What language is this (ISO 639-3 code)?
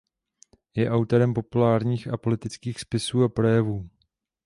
ces